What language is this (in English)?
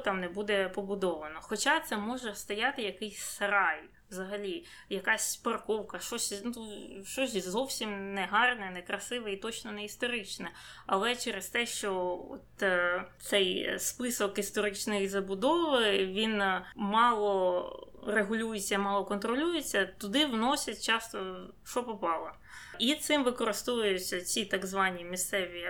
Ukrainian